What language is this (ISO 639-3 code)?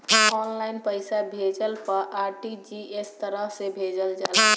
bho